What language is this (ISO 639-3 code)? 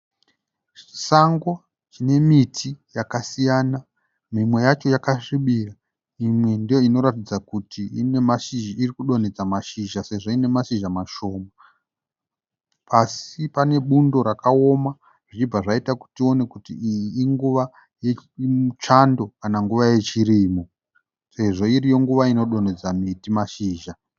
sna